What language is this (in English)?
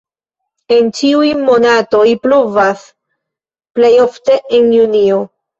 Esperanto